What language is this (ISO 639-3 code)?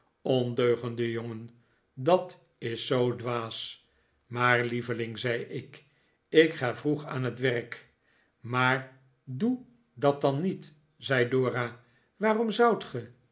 nld